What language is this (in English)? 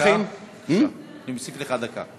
Hebrew